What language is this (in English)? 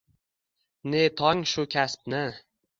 Uzbek